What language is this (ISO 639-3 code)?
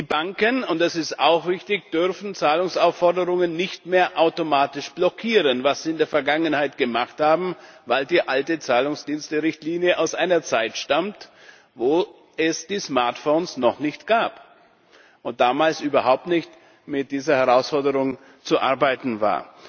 deu